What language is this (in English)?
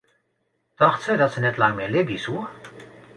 Western Frisian